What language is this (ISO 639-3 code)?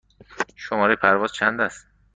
fas